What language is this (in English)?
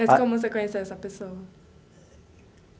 Portuguese